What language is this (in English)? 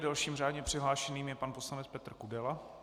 Czech